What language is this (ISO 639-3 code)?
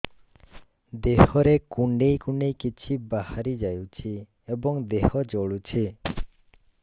ori